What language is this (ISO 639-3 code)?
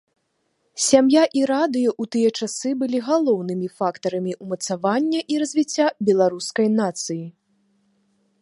bel